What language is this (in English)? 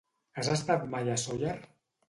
Catalan